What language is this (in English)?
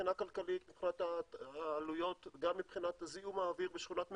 Hebrew